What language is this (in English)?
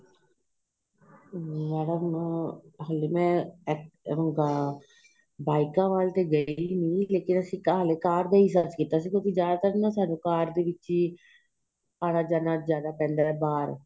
Punjabi